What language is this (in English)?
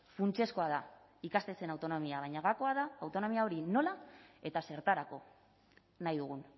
Basque